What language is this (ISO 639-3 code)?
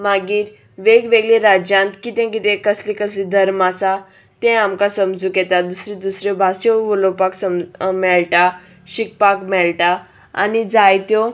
kok